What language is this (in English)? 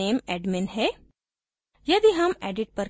Hindi